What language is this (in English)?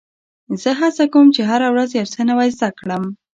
Pashto